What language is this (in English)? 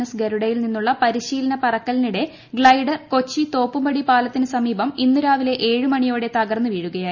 Malayalam